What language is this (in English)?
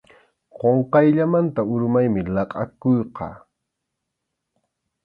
Arequipa-La Unión Quechua